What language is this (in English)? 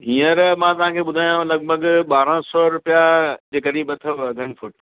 Sindhi